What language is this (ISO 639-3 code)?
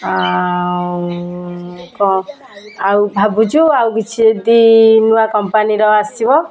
ori